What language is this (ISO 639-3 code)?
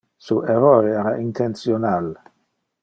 ina